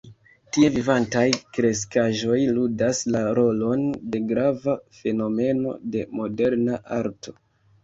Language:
Esperanto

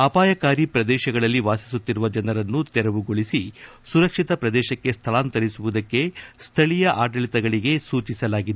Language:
Kannada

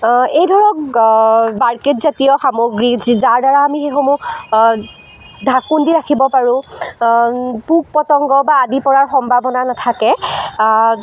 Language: Assamese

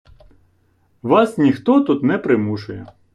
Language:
Ukrainian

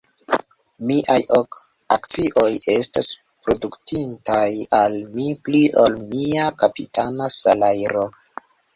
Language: Esperanto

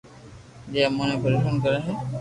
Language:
Loarki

